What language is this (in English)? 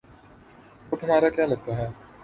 Urdu